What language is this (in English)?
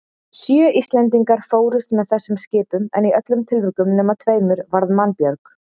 Icelandic